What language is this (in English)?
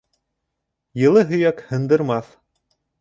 Bashkir